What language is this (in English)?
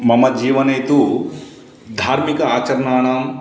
Sanskrit